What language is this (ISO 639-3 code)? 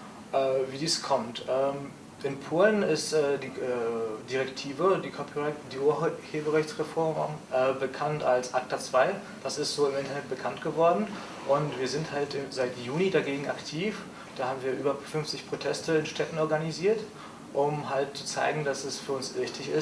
deu